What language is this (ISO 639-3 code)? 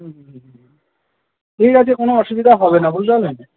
ben